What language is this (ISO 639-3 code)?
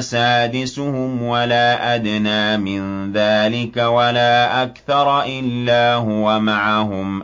ara